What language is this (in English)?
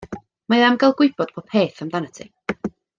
Welsh